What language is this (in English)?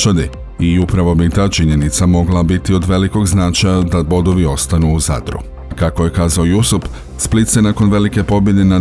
Croatian